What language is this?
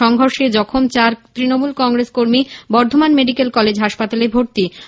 Bangla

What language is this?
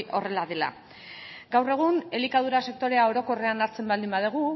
Basque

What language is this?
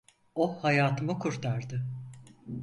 Turkish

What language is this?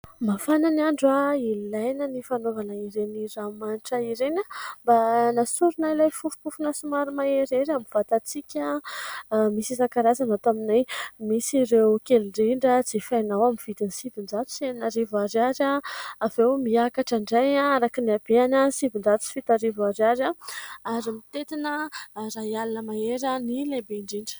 Malagasy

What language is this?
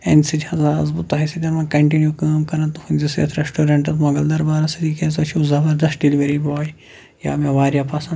Kashmiri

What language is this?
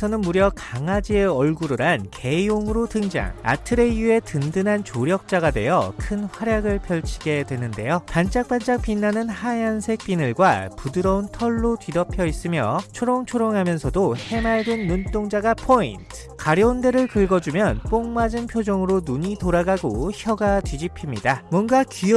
Korean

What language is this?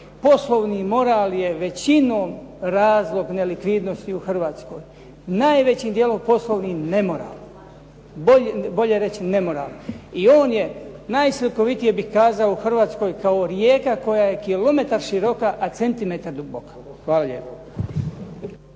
Croatian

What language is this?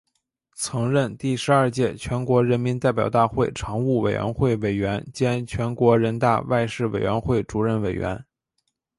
Chinese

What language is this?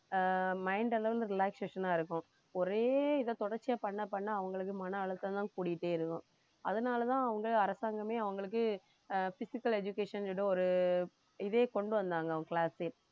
Tamil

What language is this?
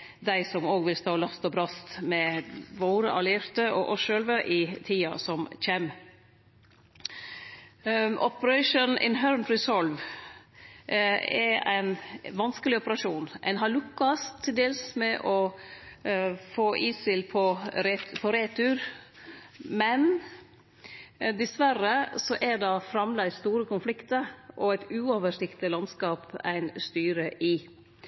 Norwegian Nynorsk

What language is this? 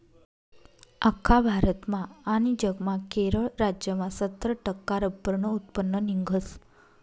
Marathi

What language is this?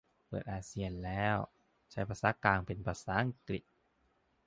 Thai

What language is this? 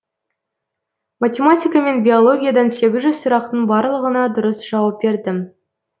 Kazakh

